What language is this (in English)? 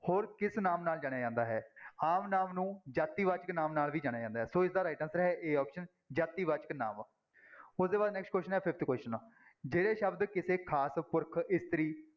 Punjabi